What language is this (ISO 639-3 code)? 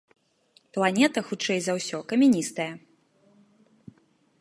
bel